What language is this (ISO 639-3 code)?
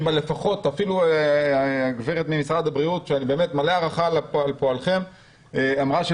heb